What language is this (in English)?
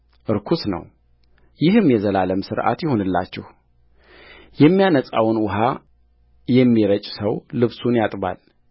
Amharic